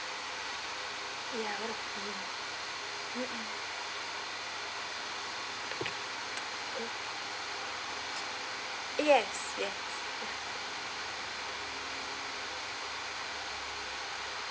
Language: English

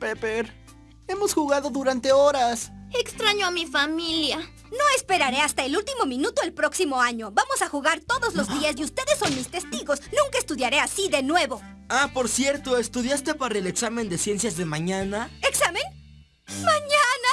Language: Spanish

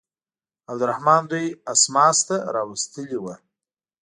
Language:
Pashto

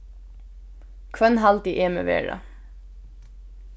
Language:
Faroese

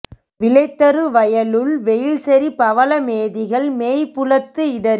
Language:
Tamil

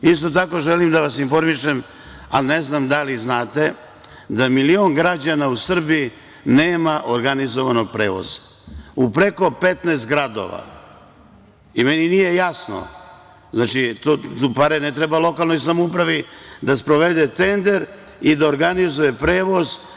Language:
Serbian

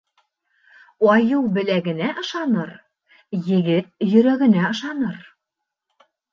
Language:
Bashkir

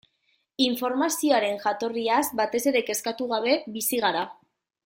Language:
Basque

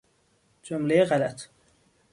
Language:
Persian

